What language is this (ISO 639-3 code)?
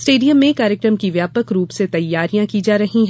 hin